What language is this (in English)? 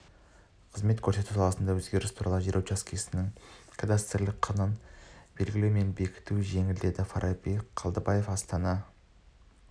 Kazakh